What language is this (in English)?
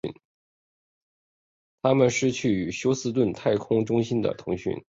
Chinese